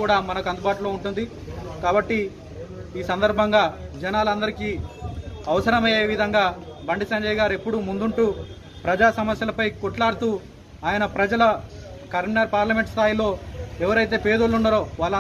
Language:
Hindi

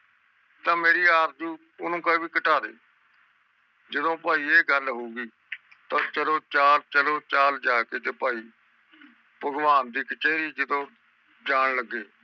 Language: Punjabi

